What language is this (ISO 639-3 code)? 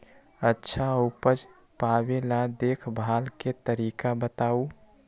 mag